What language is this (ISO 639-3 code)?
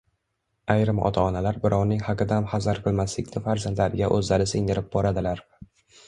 uzb